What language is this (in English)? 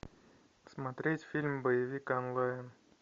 Russian